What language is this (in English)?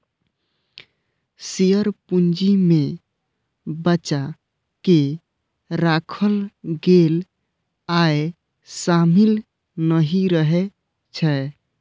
Maithili